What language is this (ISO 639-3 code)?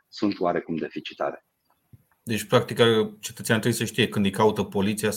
ron